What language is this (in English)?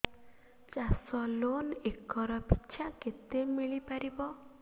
Odia